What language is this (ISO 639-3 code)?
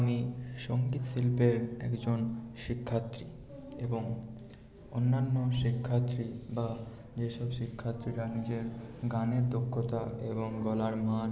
ben